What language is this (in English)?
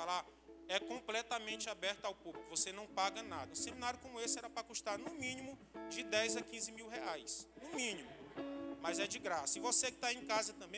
Portuguese